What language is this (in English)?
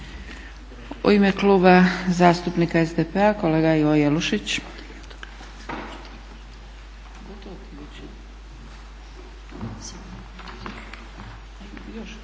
Croatian